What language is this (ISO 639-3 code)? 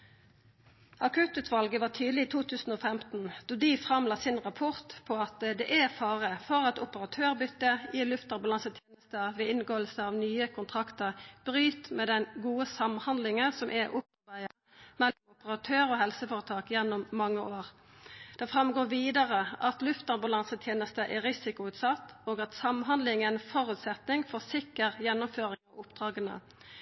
nno